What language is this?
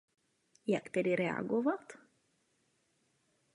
Czech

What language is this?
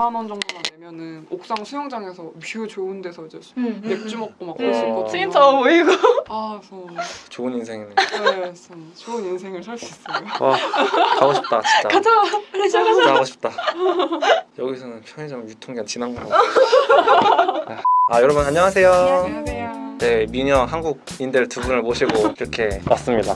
Korean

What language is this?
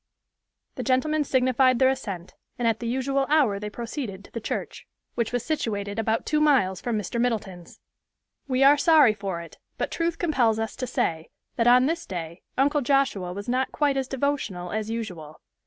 English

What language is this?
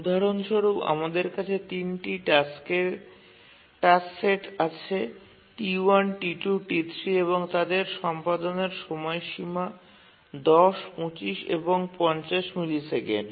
Bangla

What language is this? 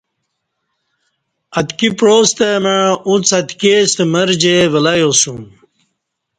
Kati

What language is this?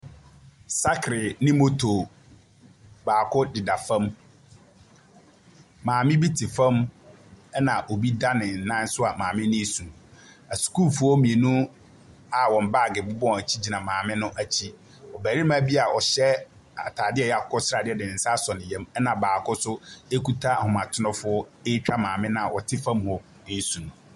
Akan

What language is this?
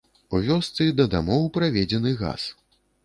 Belarusian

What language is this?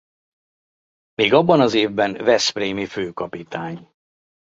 Hungarian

